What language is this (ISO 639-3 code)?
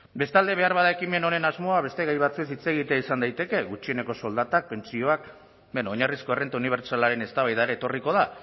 eus